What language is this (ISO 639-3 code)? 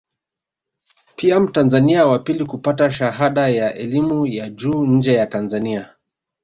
swa